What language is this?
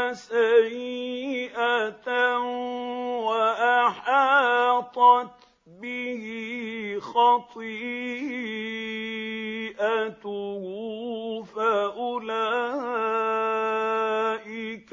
Arabic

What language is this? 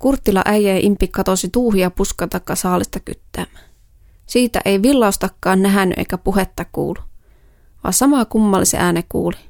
Finnish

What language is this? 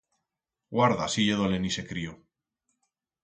Aragonese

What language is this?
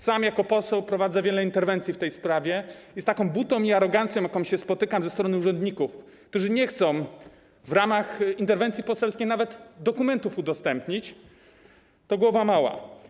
Polish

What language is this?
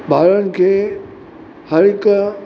Sindhi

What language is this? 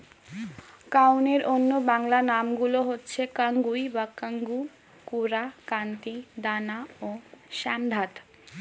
Bangla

